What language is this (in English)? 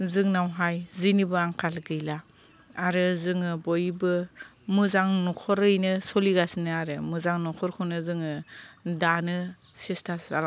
Bodo